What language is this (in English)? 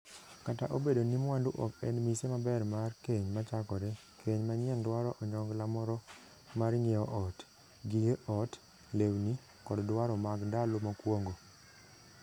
Luo (Kenya and Tanzania)